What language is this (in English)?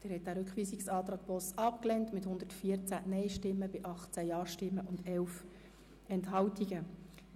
Swiss German